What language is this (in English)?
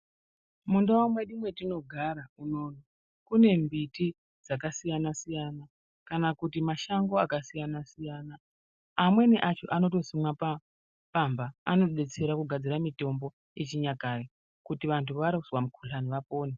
Ndau